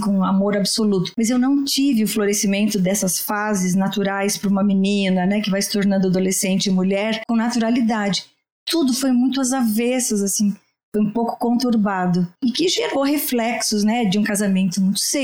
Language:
Portuguese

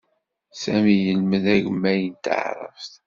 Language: Kabyle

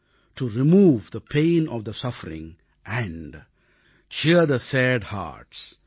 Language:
Tamil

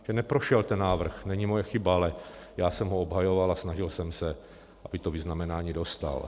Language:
Czech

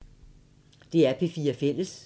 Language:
Danish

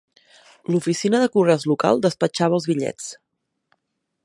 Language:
Catalan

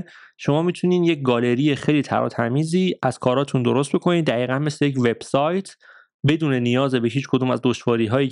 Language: Persian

